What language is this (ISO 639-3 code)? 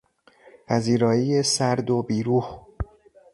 fas